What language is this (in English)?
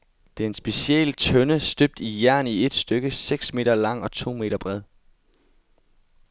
Danish